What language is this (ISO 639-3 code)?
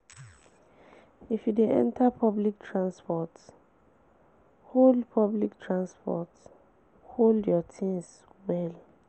pcm